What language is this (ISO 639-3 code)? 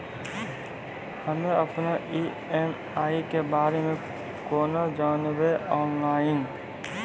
mai